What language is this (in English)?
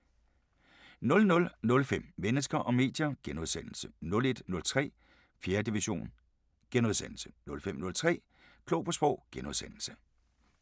Danish